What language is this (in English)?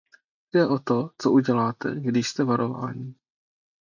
Czech